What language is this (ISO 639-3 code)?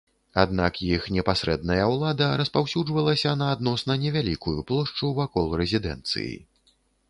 bel